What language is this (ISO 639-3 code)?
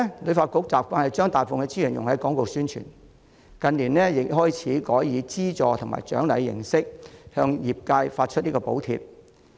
yue